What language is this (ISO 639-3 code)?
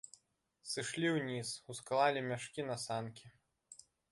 bel